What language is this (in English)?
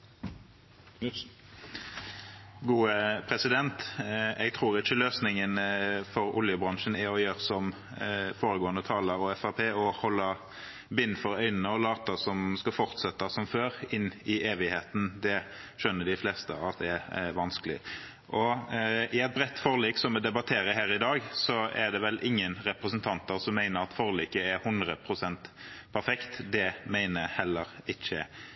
Norwegian Bokmål